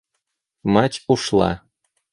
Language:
Russian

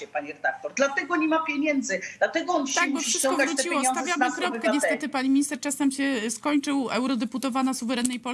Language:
Polish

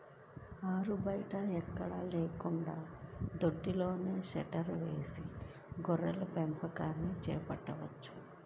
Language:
Telugu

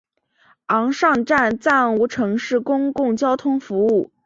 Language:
Chinese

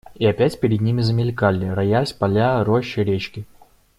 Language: Russian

